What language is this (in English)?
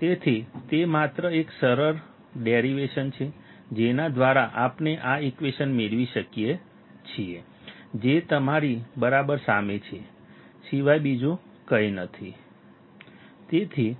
Gujarati